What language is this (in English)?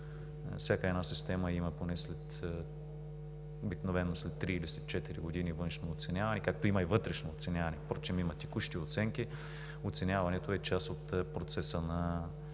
Bulgarian